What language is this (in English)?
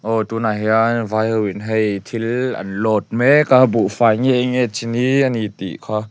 Mizo